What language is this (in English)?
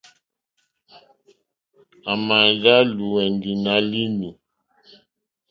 Mokpwe